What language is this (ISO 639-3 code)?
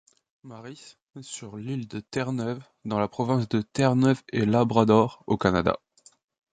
fra